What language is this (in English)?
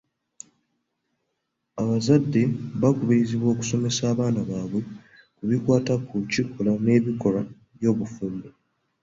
Ganda